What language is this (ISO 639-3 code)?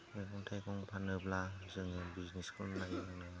brx